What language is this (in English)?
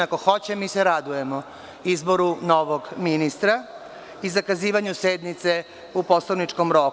Serbian